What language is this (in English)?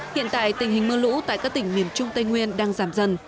Vietnamese